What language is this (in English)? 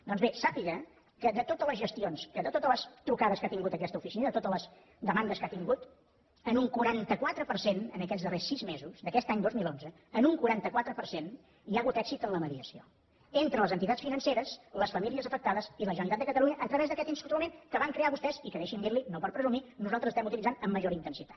Catalan